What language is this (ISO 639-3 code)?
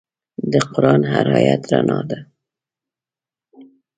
pus